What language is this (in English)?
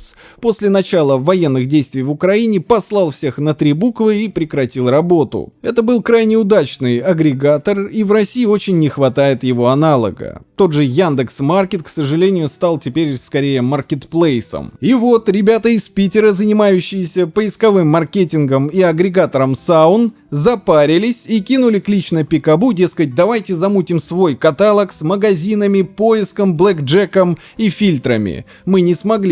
Russian